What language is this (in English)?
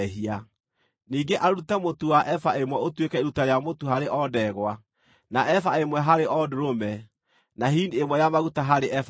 Kikuyu